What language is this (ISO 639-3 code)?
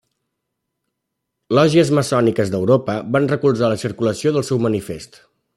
cat